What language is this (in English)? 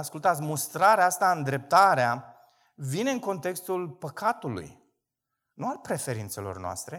Romanian